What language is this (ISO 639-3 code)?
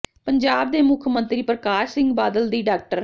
pan